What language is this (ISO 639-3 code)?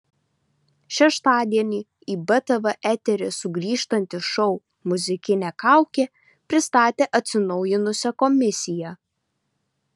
lit